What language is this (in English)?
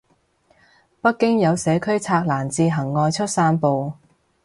Cantonese